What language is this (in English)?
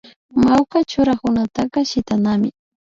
Imbabura Highland Quichua